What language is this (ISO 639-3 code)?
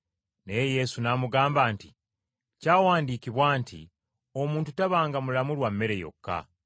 lug